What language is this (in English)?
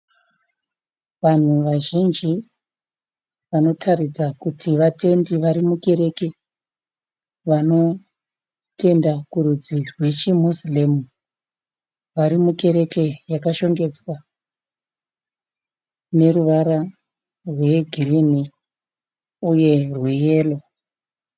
Shona